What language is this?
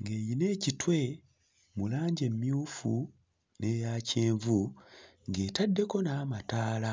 Ganda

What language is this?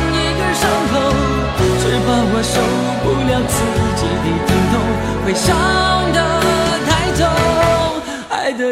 Chinese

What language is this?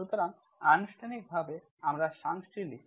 Bangla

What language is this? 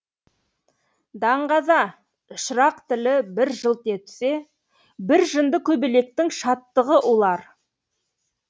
Kazakh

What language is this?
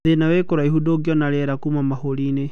Kikuyu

